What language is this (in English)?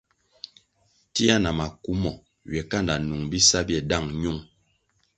Kwasio